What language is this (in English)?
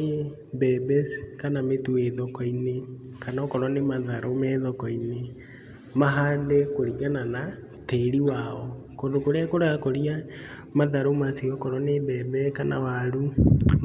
Kikuyu